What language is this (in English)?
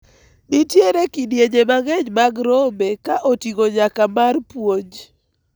Luo (Kenya and Tanzania)